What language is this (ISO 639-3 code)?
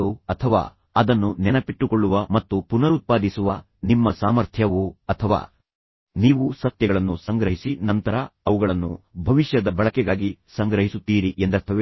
kan